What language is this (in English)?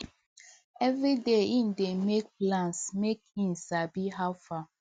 Nigerian Pidgin